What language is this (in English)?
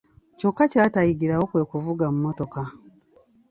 Ganda